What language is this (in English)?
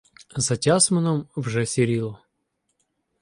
Ukrainian